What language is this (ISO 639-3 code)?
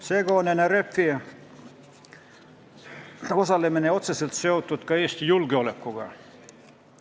est